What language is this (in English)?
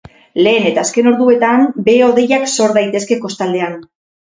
Basque